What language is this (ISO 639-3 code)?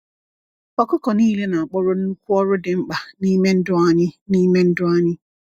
ibo